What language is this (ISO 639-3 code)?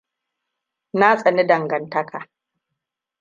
hau